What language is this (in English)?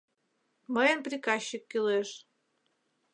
Mari